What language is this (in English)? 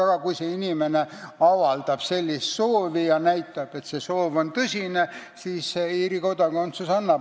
Estonian